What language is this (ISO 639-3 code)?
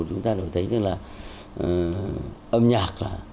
vie